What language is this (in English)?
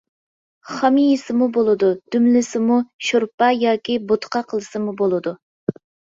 Uyghur